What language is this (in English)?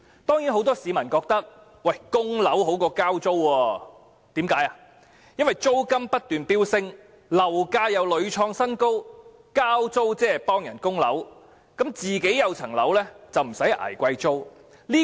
Cantonese